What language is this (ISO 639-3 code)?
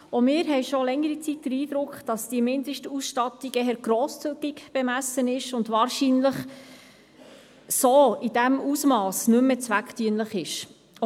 gsw